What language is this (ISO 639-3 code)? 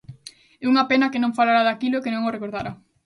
glg